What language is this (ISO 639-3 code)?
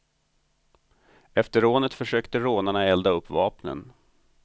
swe